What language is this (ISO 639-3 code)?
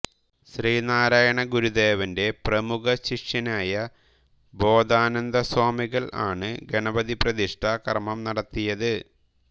mal